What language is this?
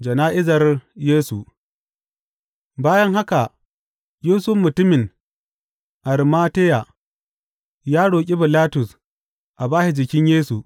Hausa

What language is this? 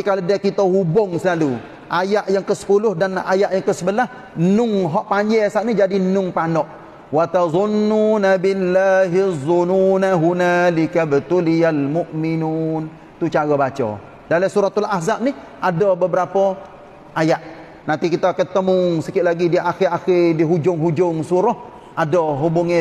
Malay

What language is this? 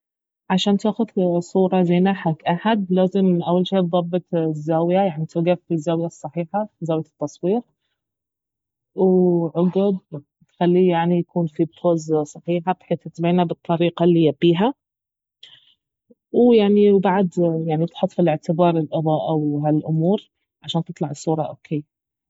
Baharna Arabic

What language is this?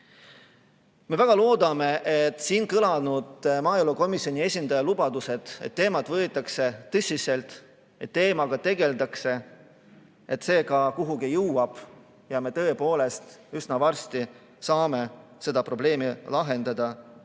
Estonian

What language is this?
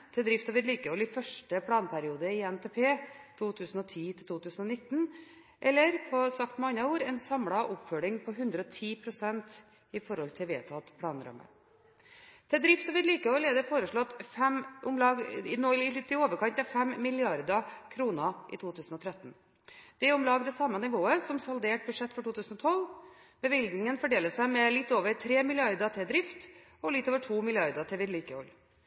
Norwegian Bokmål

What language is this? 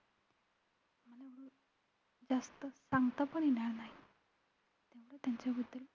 Marathi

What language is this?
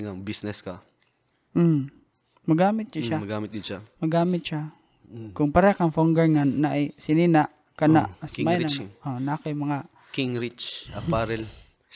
Filipino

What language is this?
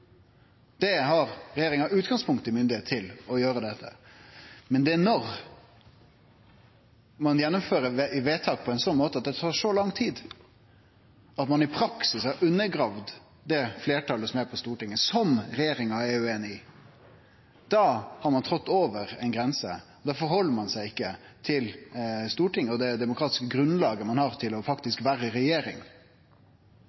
Norwegian Nynorsk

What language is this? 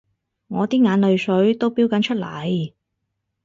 Cantonese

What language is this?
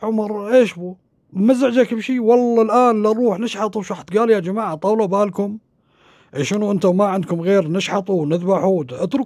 Arabic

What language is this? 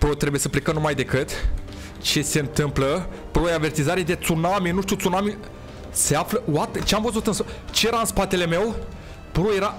Romanian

